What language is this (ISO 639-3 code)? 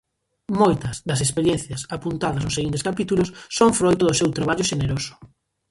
glg